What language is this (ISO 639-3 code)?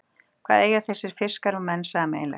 isl